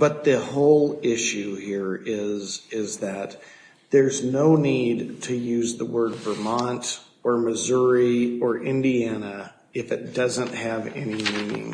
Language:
English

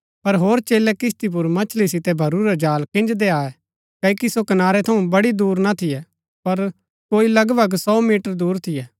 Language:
Gaddi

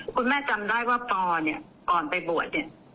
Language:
Thai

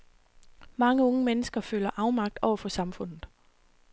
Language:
Danish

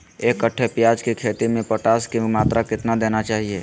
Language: Magahi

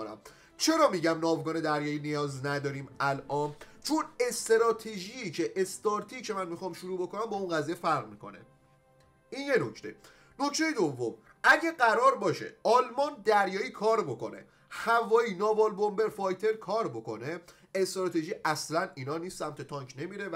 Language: Persian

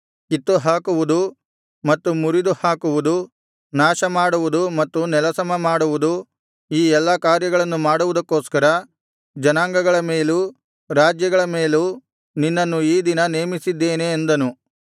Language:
Kannada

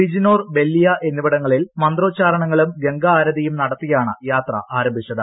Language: Malayalam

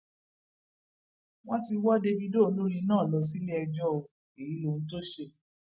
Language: Yoruba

